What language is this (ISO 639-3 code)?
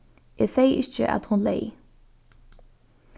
fao